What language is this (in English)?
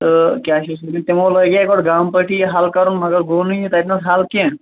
Kashmiri